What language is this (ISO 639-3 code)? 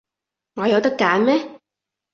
yue